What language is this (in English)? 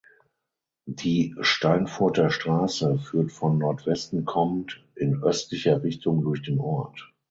German